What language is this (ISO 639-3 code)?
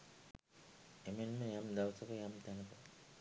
sin